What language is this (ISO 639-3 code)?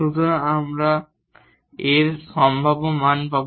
ben